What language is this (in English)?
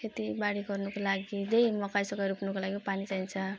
Nepali